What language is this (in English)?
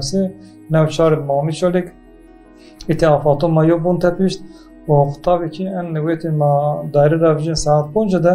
Turkish